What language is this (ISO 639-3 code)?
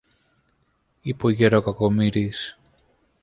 ell